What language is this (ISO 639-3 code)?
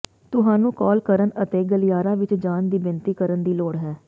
pan